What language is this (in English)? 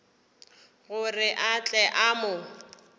Northern Sotho